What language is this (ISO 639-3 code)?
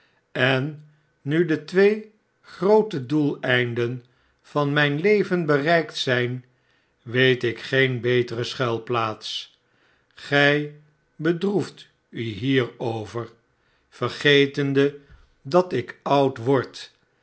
nld